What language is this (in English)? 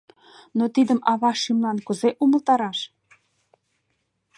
Mari